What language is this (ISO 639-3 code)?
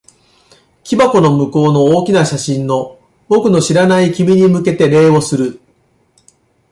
jpn